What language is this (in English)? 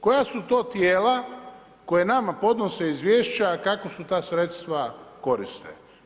Croatian